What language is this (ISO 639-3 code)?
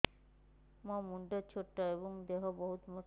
ori